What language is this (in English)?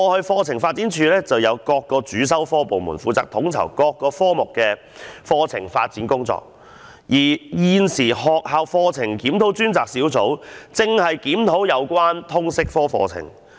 Cantonese